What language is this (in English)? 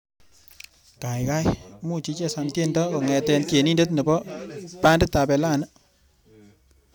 Kalenjin